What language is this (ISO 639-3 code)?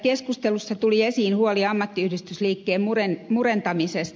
fin